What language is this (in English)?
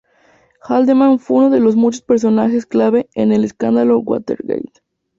Spanish